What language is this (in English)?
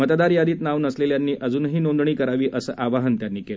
Marathi